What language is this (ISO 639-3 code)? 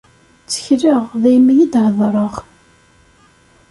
kab